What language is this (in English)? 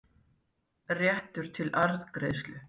Icelandic